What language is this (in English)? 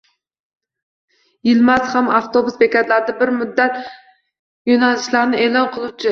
Uzbek